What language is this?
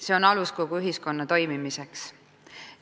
Estonian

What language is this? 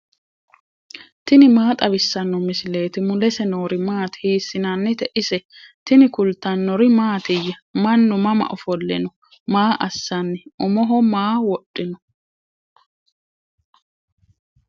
Sidamo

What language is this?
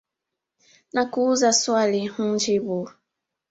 Swahili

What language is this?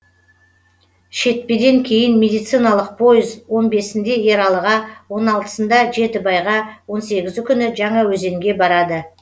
Kazakh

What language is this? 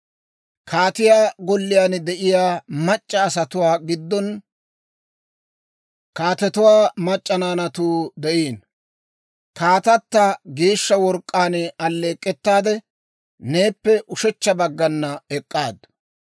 Dawro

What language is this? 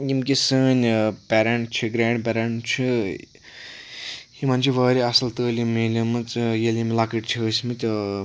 Kashmiri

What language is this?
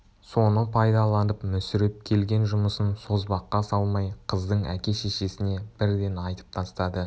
Kazakh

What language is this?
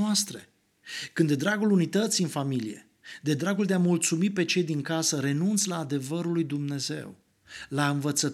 Romanian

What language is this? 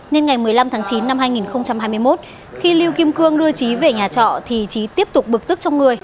Vietnamese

